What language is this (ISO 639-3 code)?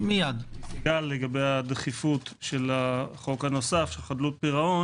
heb